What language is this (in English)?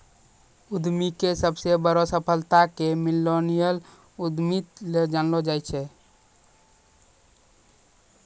Maithili